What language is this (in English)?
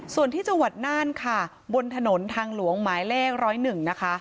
Thai